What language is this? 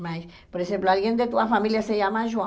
Portuguese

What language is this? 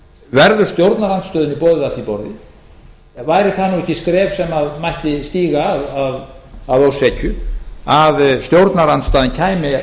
Icelandic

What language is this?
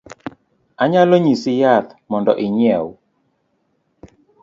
Luo (Kenya and Tanzania)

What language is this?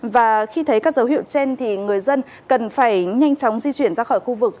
Vietnamese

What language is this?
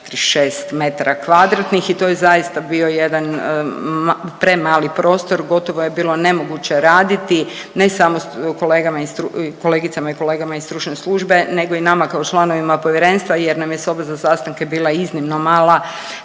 Croatian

